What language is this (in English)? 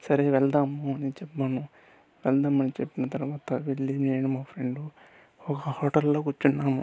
Telugu